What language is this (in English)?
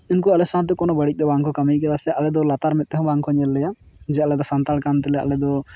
Santali